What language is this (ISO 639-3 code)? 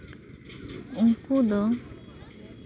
sat